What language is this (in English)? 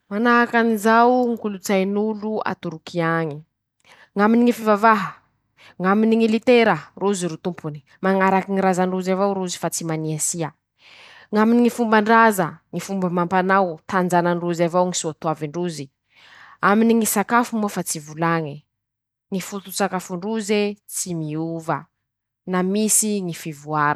Masikoro Malagasy